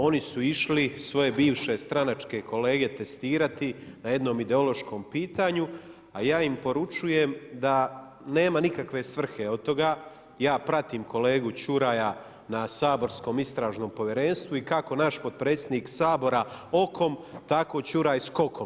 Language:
Croatian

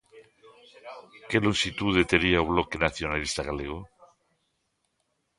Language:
Galician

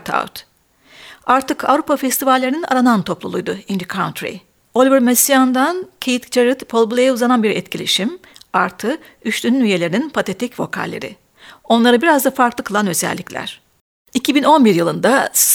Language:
Turkish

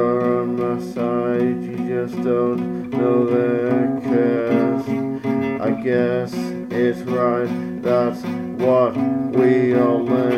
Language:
English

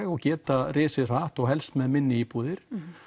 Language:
Icelandic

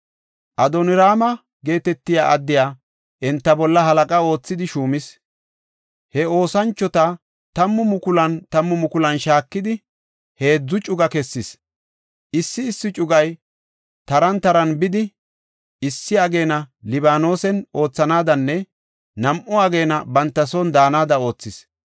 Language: Gofa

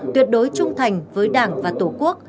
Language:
Vietnamese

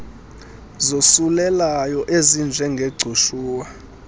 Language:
Xhosa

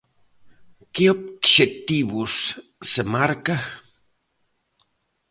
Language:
Galician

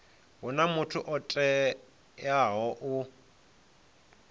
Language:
Venda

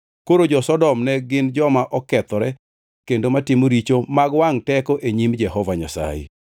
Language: Luo (Kenya and Tanzania)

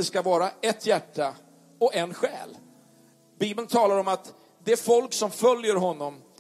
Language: Swedish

